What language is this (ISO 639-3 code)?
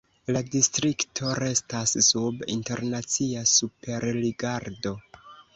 epo